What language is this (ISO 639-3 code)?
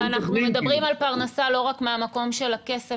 heb